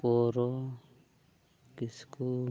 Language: Santali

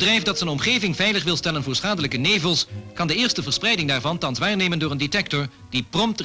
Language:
Dutch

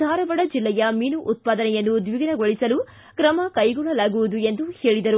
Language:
Kannada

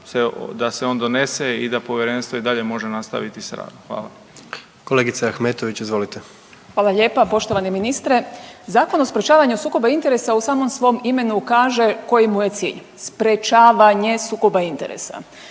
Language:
Croatian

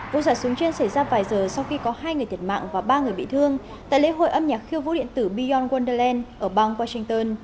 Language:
Vietnamese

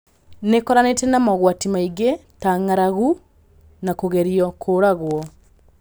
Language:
Kikuyu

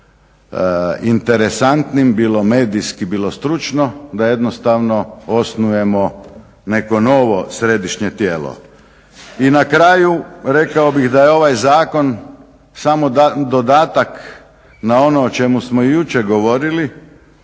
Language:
Croatian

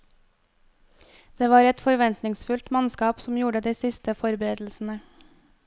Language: Norwegian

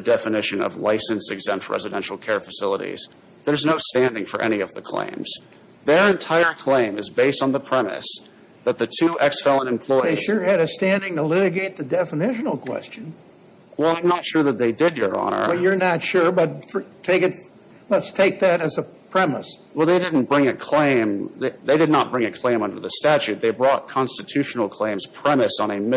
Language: English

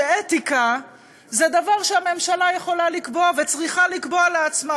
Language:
Hebrew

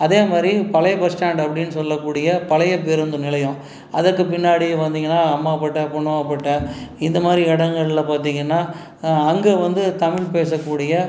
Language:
Tamil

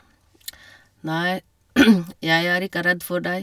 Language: Norwegian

